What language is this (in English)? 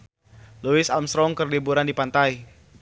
Sundanese